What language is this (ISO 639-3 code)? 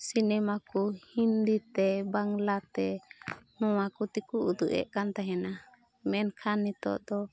sat